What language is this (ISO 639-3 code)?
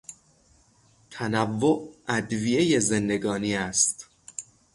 fas